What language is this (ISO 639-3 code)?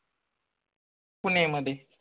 mar